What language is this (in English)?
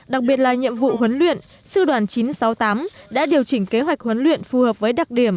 Vietnamese